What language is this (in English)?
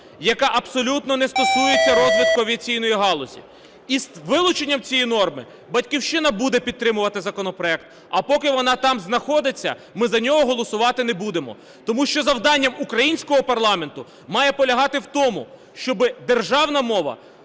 Ukrainian